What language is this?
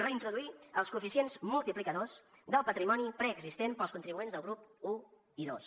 Catalan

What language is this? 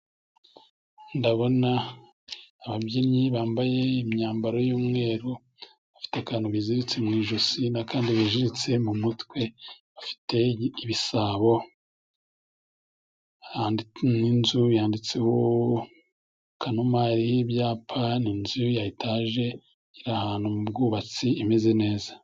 Kinyarwanda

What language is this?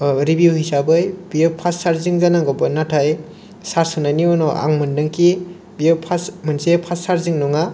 Bodo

